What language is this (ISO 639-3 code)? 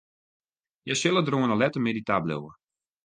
fry